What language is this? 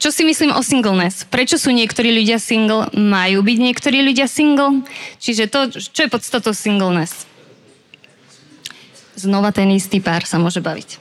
Slovak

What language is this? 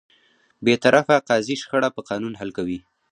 Pashto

